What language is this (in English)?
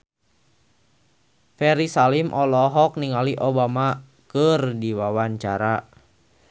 Sundanese